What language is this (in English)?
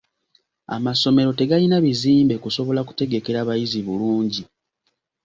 Ganda